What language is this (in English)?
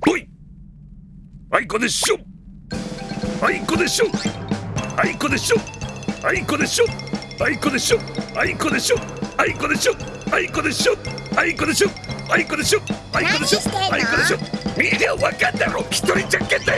Japanese